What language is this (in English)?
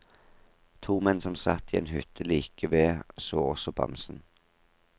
Norwegian